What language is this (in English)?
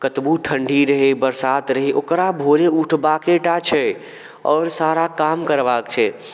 Maithili